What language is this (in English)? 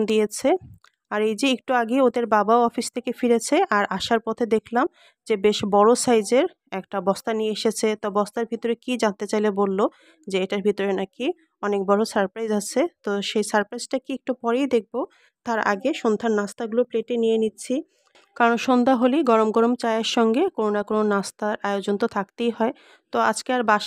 Bangla